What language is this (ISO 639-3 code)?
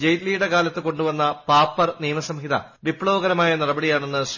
mal